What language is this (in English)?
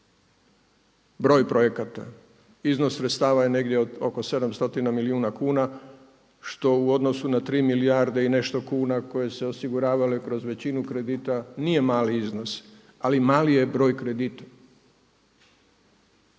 Croatian